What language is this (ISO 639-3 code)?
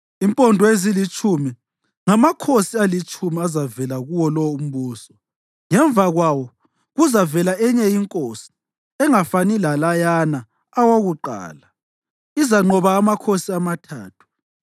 nde